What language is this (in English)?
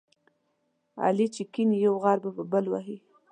Pashto